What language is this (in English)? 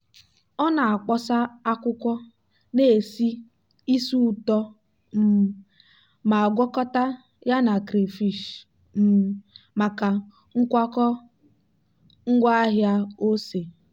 Igbo